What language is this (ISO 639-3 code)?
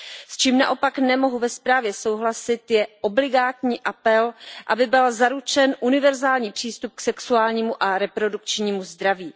ces